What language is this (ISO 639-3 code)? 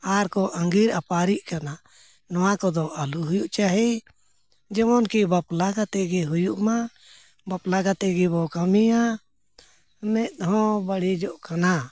sat